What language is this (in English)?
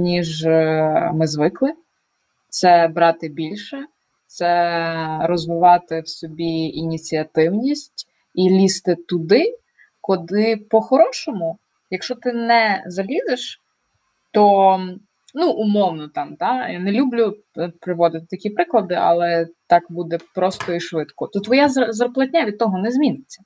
Ukrainian